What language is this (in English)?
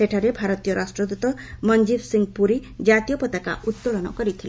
Odia